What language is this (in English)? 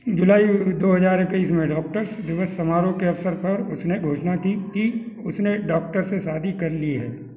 Hindi